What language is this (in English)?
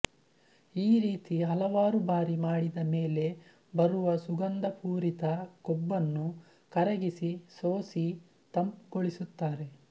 Kannada